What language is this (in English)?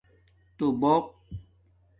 Domaaki